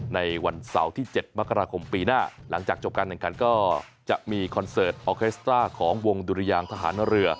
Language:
Thai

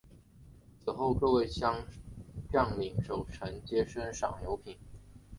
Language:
Chinese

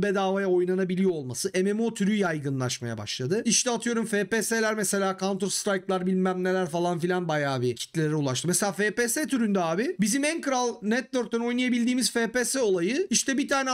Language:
Turkish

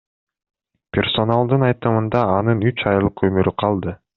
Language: Kyrgyz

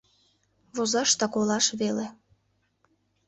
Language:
Mari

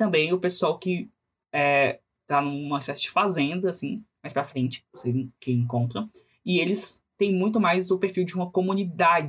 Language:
Portuguese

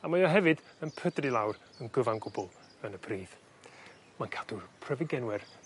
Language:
Welsh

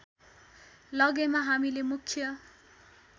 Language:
Nepali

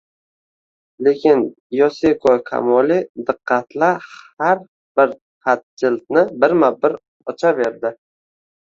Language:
Uzbek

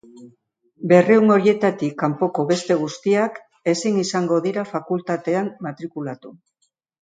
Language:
Basque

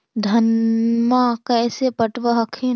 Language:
Magahi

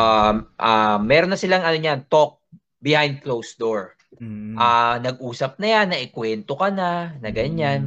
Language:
Filipino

